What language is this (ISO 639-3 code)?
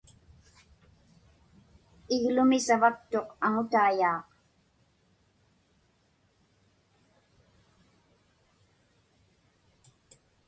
ipk